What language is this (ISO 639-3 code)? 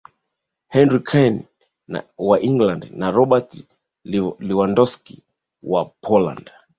swa